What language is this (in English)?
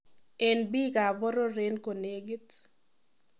Kalenjin